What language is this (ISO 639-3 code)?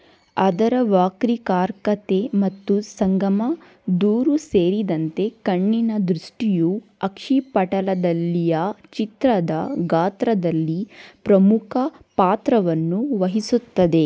kan